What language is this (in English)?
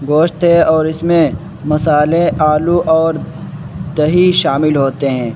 Urdu